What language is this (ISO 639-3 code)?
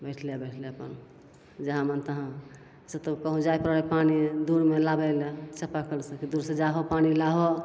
mai